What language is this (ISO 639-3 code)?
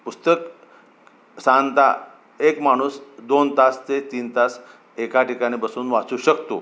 mar